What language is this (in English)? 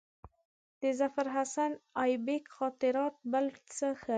Pashto